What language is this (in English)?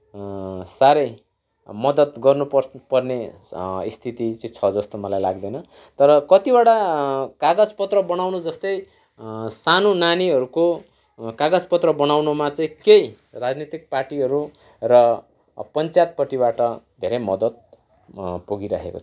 Nepali